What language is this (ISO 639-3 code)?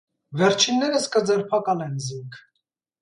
hye